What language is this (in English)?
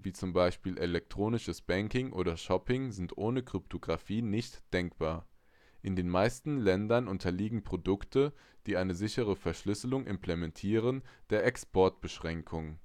German